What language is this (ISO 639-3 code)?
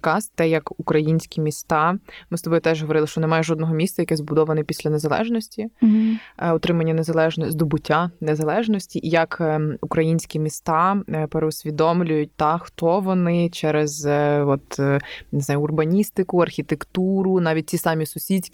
ukr